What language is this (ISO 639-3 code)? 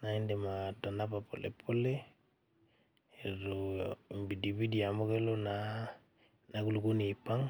mas